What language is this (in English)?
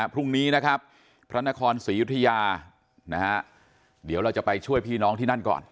Thai